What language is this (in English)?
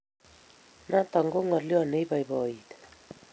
Kalenjin